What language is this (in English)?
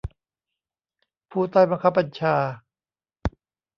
Thai